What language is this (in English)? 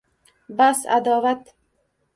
Uzbek